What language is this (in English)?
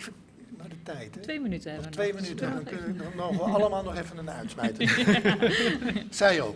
Dutch